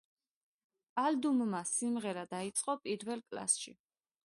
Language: Georgian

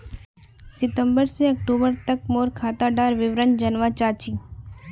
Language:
Magahi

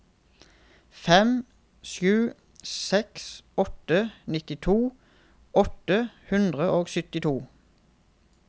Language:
Norwegian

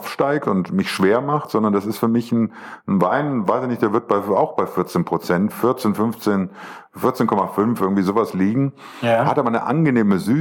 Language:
German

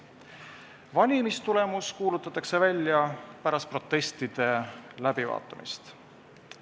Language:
Estonian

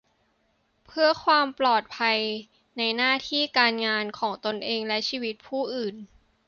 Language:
Thai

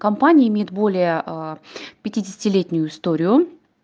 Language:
Russian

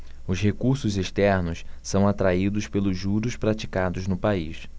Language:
Portuguese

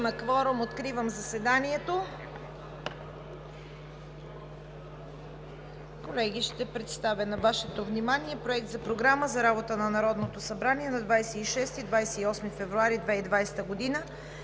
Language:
Bulgarian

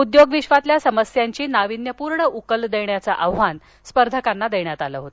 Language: Marathi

